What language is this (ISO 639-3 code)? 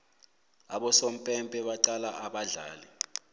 nbl